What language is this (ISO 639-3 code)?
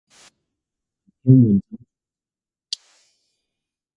zho